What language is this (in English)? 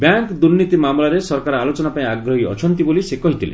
Odia